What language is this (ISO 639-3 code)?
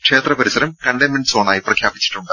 mal